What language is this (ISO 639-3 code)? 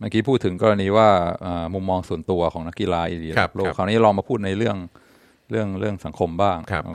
tha